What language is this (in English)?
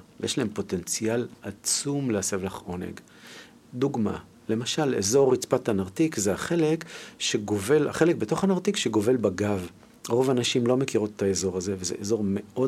Hebrew